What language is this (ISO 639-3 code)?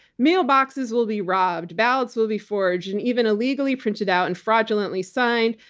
eng